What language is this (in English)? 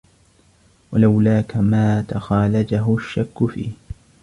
Arabic